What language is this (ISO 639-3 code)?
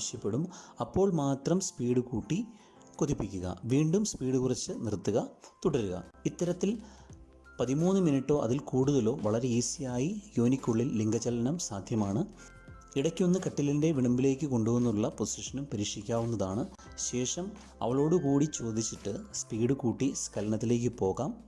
mal